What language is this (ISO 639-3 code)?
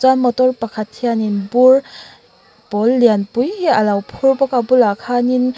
lus